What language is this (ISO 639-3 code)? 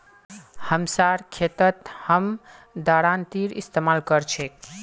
mag